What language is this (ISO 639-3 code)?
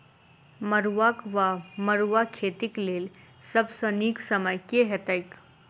mai